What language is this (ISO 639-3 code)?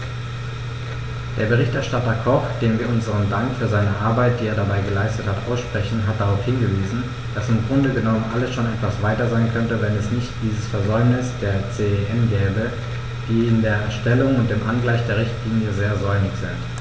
deu